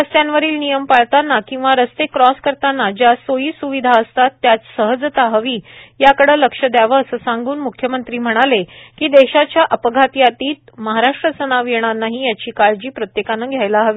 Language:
Marathi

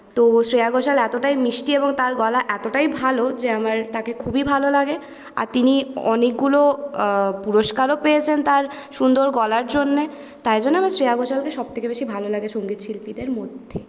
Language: Bangla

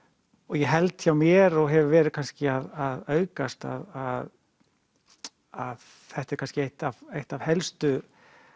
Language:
Icelandic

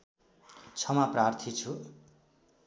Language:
Nepali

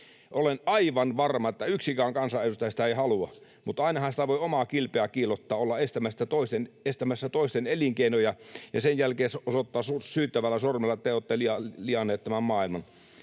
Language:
Finnish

